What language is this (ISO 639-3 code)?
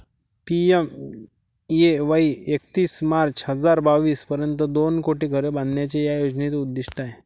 mar